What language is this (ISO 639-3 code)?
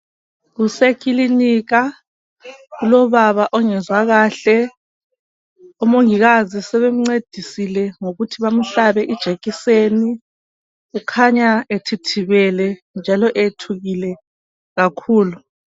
nde